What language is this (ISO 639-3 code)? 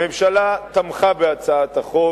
heb